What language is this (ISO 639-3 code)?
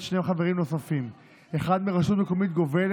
heb